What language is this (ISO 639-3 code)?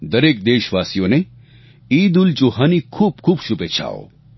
guj